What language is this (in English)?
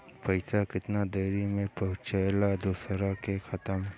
Bhojpuri